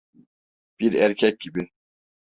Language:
Turkish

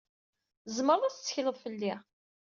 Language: Kabyle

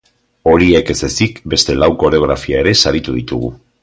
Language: Basque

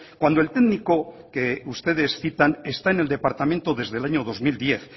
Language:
Spanish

